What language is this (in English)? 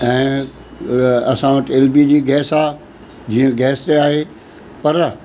Sindhi